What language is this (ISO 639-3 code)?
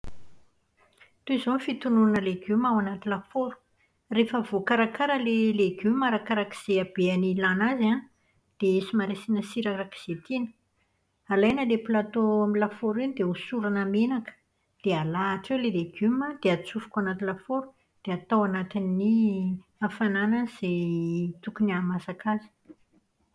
mlg